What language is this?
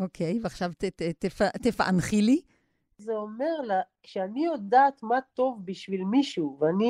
Hebrew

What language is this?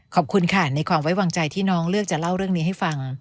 Thai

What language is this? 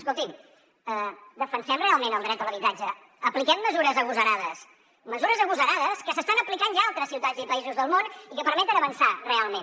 Catalan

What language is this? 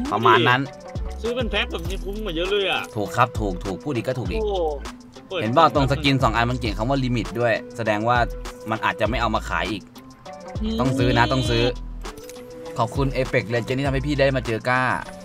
Thai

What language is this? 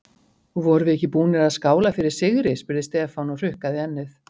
Icelandic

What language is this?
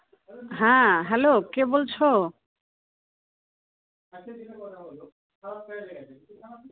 Bangla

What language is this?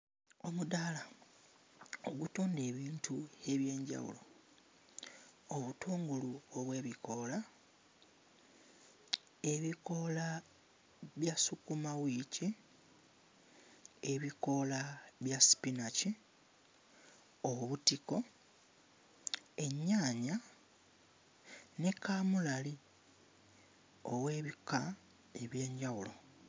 Ganda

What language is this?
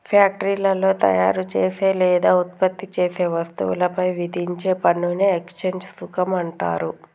Telugu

